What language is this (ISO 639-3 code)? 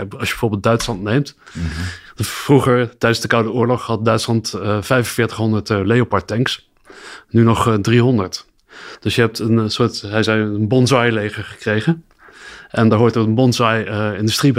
nld